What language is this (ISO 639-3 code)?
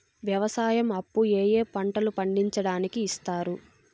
tel